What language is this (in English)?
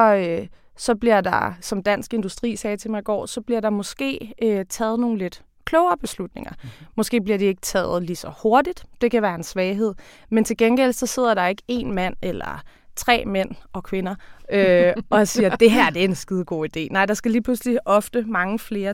Danish